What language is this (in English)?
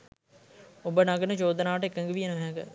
Sinhala